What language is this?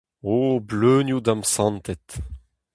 Breton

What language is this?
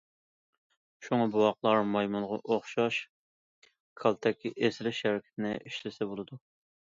Uyghur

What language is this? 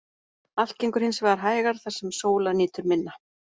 Icelandic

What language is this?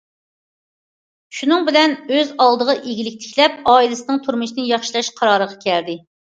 Uyghur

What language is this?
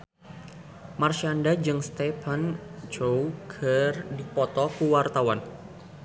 Sundanese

